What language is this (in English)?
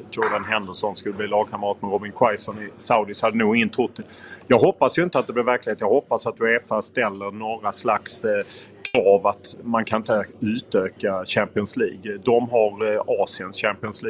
Swedish